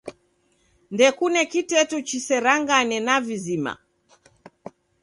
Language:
Taita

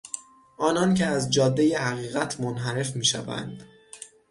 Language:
Persian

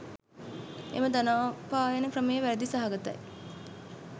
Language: Sinhala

